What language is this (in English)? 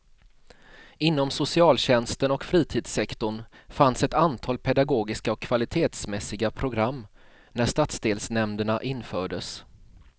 Swedish